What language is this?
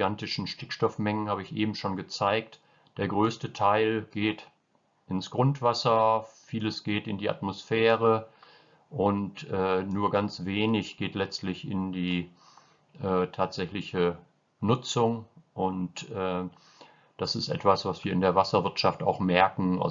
German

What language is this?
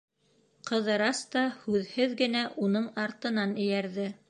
Bashkir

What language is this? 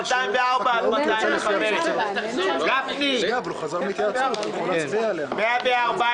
Hebrew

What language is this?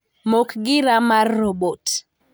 Luo (Kenya and Tanzania)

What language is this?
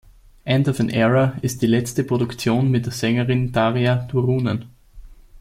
German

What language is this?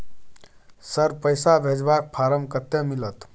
Maithili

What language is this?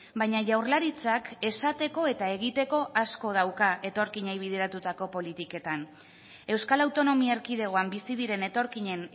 Basque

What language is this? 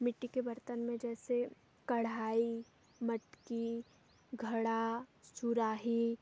Hindi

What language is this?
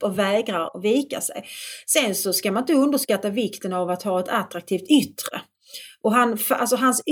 Swedish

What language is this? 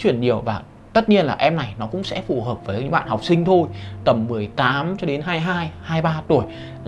Vietnamese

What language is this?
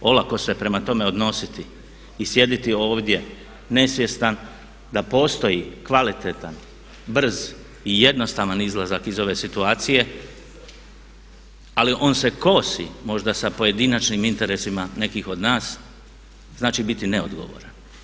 Croatian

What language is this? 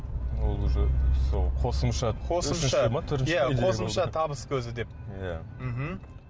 Kazakh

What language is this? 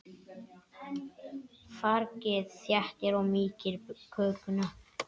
Icelandic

